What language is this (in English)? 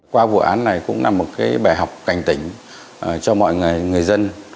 Vietnamese